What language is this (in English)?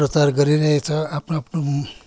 Nepali